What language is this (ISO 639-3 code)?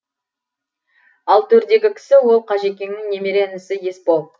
kaz